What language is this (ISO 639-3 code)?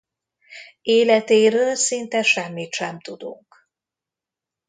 hun